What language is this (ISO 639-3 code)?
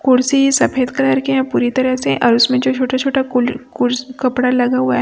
hin